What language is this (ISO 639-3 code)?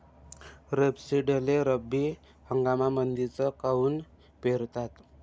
mar